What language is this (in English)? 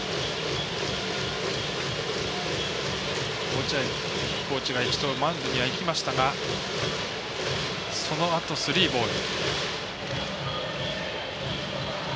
Japanese